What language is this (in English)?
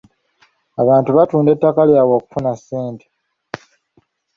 Ganda